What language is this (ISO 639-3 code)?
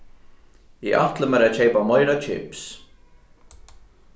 fao